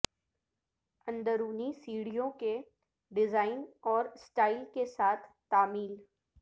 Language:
Urdu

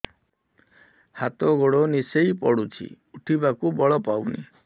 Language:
Odia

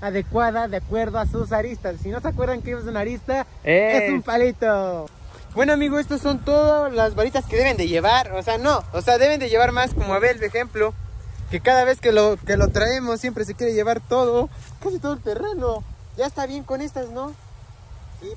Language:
Spanish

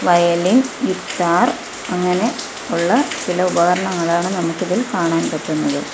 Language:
Malayalam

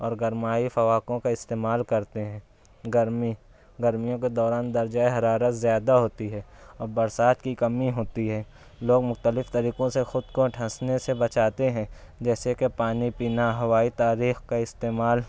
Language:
Urdu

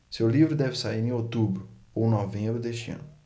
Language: Portuguese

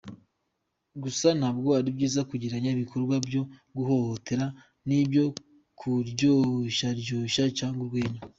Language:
Kinyarwanda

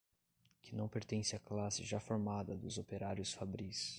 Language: Portuguese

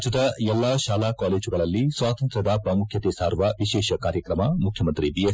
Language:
Kannada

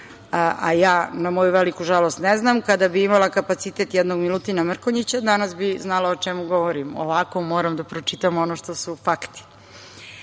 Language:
Serbian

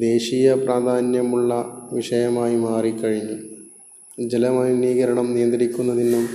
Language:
Malayalam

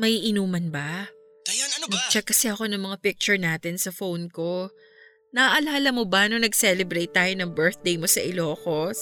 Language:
Filipino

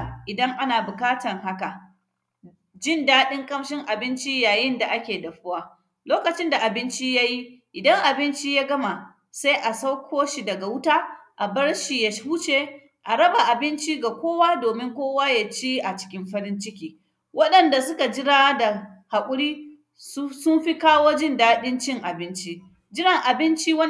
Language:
Hausa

